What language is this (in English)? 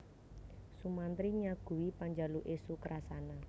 Javanese